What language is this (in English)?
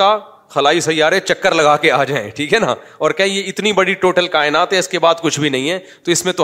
Urdu